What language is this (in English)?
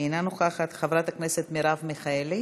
Hebrew